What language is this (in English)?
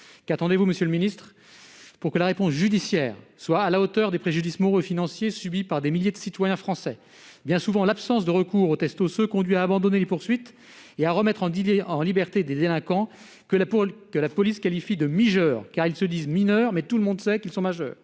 French